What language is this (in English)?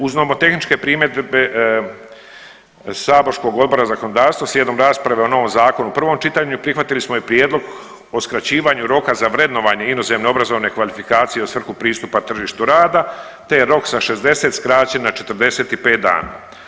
Croatian